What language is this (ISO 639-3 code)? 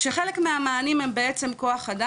heb